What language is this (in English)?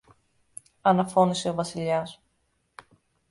Greek